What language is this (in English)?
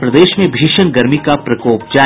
Hindi